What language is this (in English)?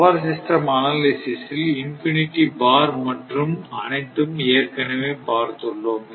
Tamil